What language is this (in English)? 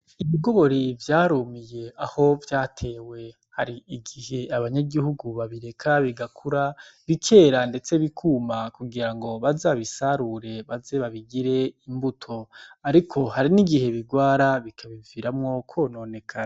Rundi